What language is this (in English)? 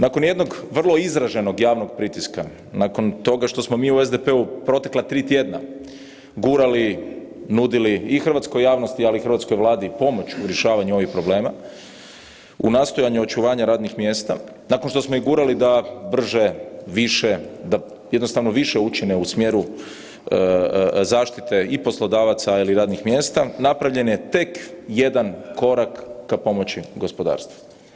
Croatian